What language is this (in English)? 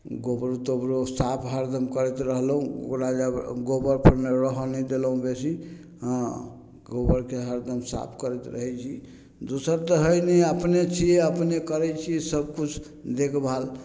Maithili